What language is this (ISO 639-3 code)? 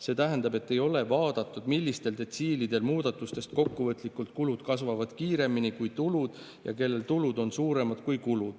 est